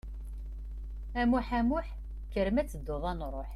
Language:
Kabyle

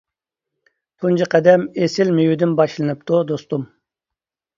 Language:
Uyghur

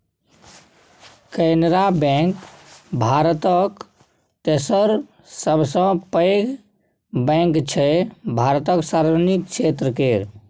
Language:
Maithili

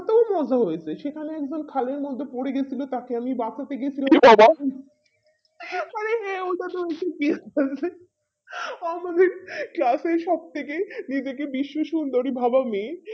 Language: Bangla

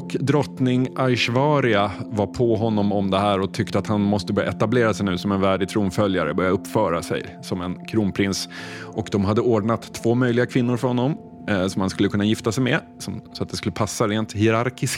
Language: Swedish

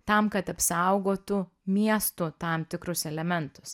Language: Lithuanian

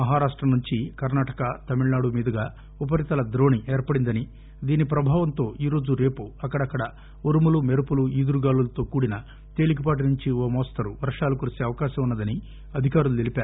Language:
Telugu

